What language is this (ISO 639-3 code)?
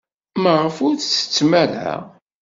kab